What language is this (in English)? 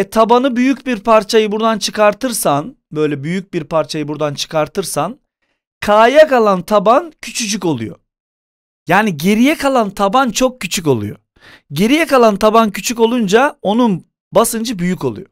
Turkish